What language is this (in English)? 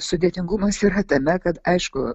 Lithuanian